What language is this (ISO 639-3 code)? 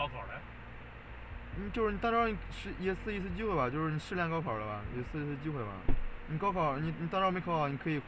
zho